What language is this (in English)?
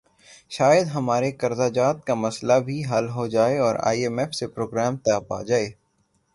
Urdu